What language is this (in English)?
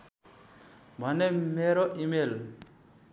Nepali